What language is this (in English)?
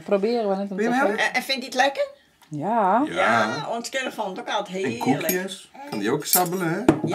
Dutch